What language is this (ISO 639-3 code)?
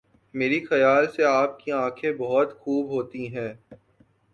urd